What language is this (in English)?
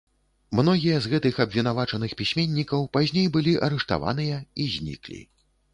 Belarusian